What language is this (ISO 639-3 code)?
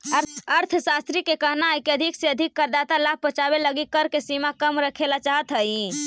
mag